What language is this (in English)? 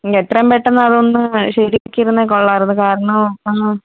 Malayalam